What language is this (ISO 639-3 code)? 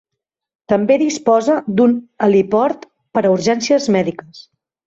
cat